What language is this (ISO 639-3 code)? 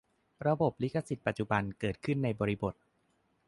tha